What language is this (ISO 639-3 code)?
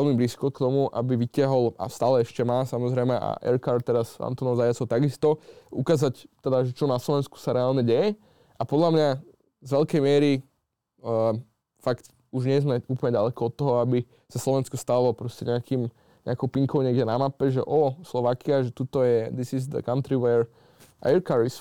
slk